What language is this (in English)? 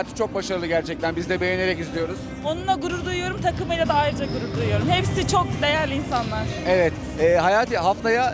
Turkish